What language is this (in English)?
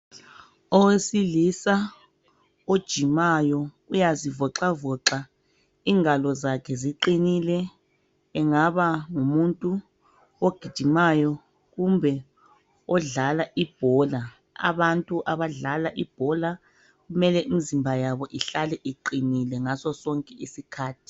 North Ndebele